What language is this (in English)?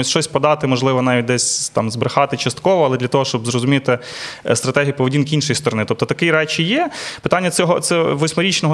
Ukrainian